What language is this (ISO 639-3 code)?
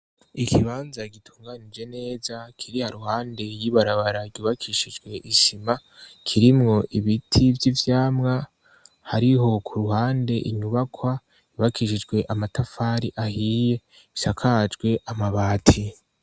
run